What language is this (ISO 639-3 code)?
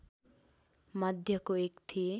nep